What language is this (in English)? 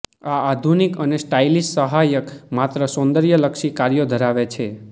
Gujarati